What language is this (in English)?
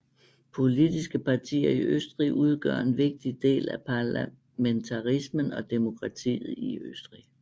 Danish